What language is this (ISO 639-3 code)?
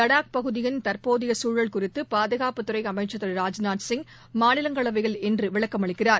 tam